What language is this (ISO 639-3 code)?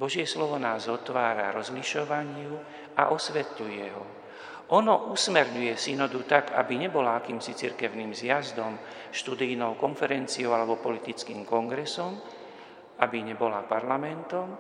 slk